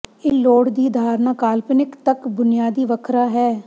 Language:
Punjabi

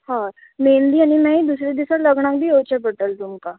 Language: Konkani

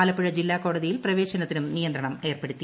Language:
Malayalam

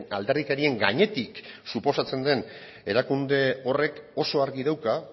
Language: Basque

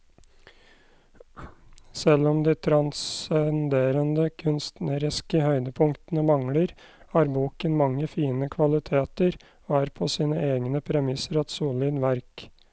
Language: Norwegian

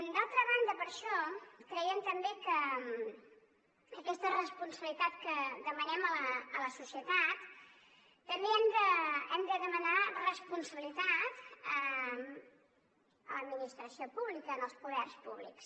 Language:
Catalan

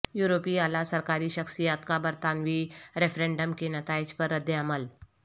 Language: Urdu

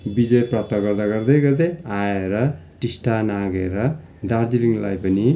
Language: Nepali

